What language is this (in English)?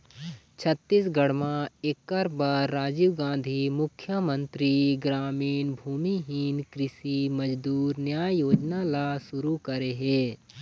Chhattisgarhi